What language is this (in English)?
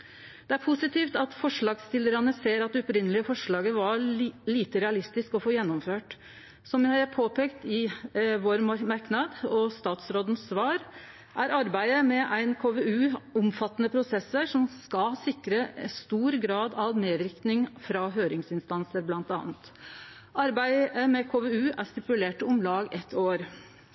Norwegian Nynorsk